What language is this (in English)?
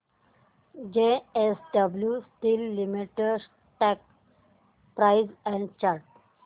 Marathi